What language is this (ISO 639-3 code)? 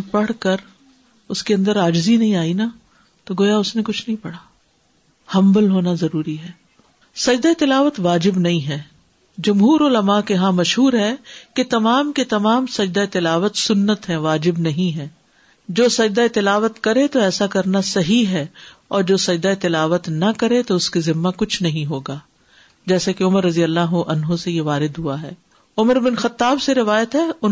urd